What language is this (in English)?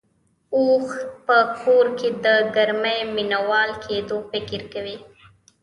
Pashto